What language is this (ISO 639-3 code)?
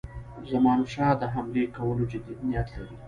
pus